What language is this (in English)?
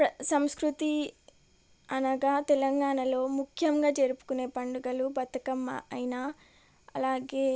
Telugu